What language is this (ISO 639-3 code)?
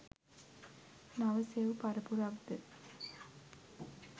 sin